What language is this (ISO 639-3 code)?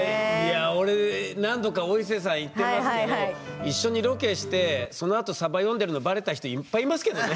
jpn